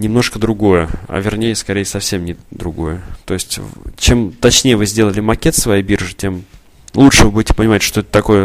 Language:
Russian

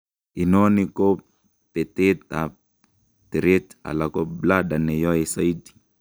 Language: Kalenjin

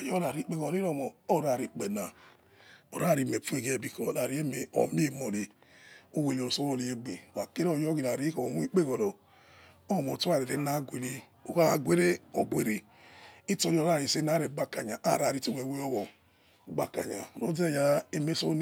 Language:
Yekhee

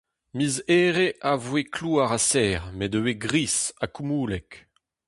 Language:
Breton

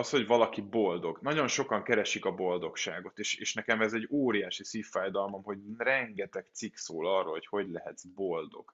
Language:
Hungarian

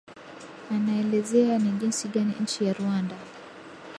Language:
Swahili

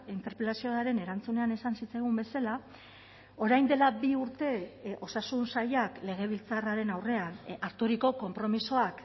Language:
Basque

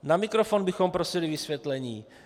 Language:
Czech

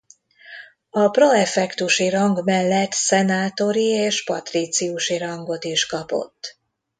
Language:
Hungarian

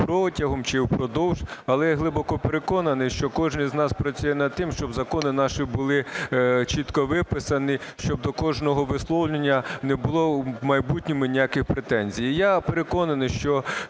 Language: Ukrainian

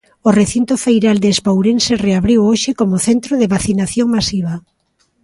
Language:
Galician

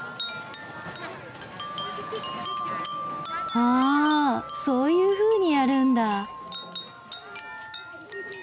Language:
Japanese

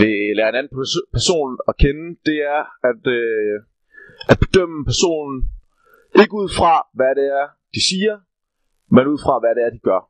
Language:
Danish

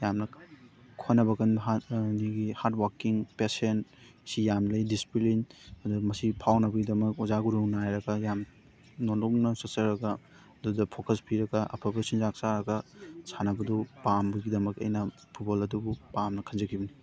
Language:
Manipuri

